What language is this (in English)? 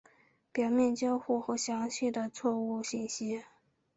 Chinese